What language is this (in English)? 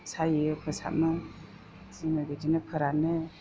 Bodo